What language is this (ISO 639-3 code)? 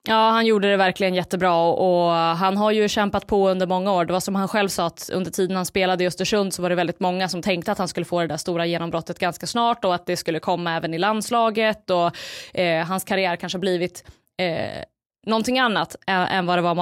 swe